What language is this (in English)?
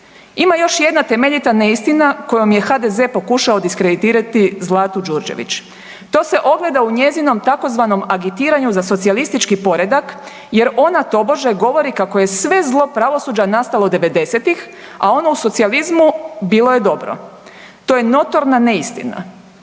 Croatian